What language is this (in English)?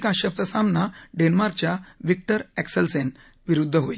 Marathi